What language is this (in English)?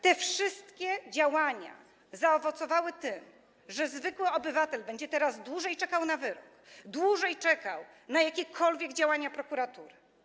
Polish